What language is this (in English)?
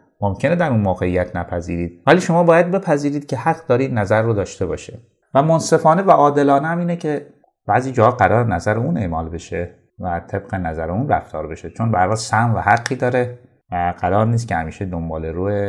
Persian